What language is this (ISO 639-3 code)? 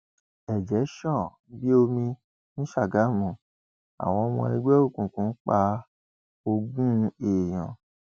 yor